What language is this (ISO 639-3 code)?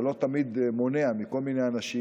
heb